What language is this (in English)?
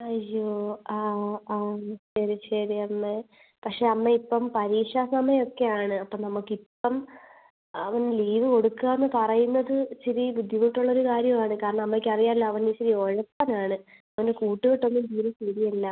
Malayalam